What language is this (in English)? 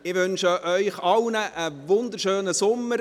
Swiss German